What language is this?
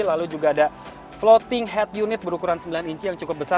Indonesian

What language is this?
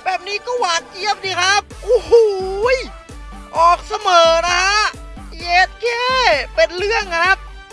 Thai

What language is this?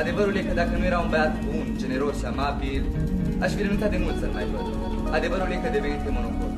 Romanian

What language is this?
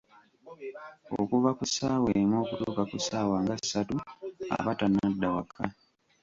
Ganda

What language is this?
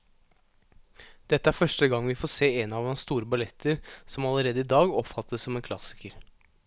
Norwegian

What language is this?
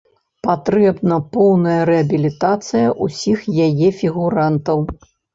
Belarusian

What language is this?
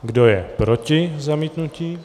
Czech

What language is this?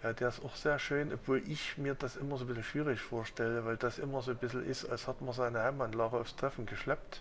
German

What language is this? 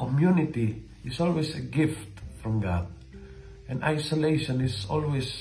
Filipino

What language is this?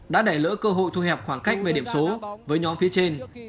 Vietnamese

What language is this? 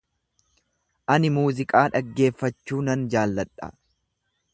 Oromo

